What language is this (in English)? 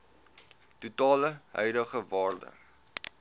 Afrikaans